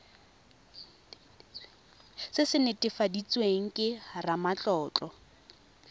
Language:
Tswana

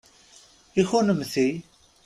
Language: Kabyle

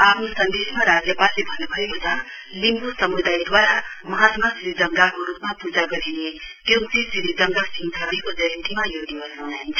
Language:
Nepali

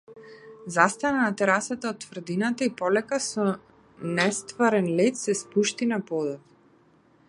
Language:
Macedonian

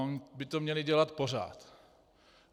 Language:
Czech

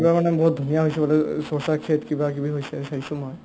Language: Assamese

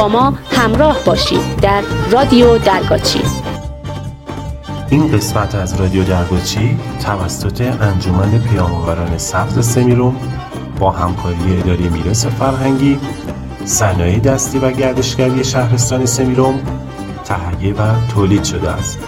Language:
Persian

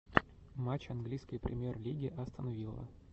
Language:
Russian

